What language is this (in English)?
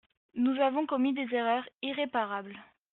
French